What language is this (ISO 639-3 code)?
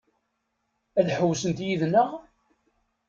kab